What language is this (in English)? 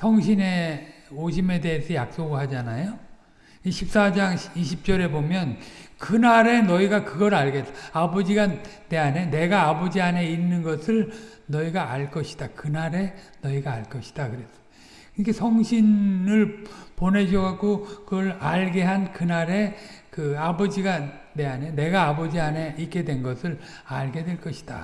Korean